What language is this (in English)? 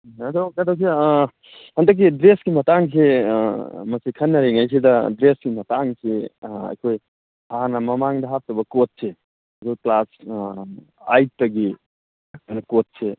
Manipuri